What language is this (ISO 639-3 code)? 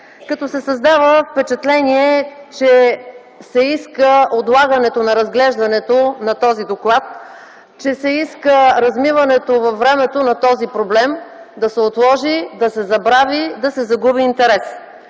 bul